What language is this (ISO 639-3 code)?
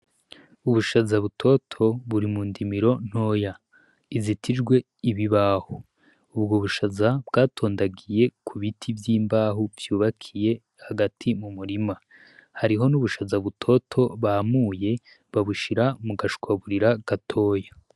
run